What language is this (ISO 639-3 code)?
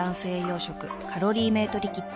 jpn